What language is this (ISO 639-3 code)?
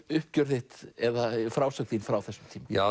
isl